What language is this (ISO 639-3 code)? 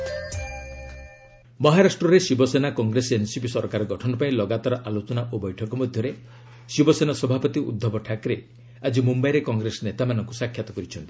ori